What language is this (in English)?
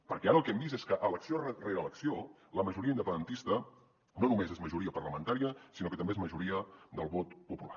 Catalan